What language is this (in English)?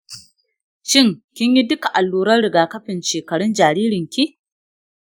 Hausa